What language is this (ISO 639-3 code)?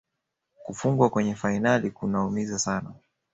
swa